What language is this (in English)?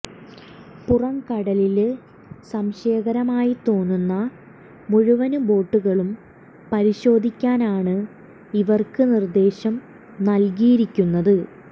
Malayalam